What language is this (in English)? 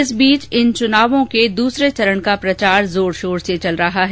Hindi